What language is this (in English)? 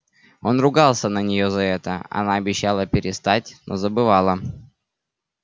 Russian